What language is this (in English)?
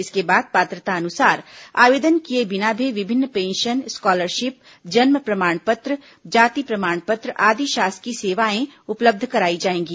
Hindi